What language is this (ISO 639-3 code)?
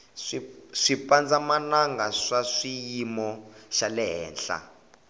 tso